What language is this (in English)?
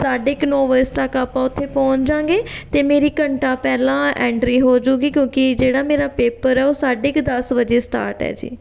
Punjabi